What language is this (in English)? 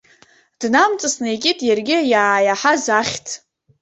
Abkhazian